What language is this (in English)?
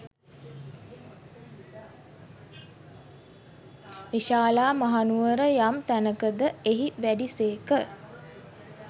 Sinhala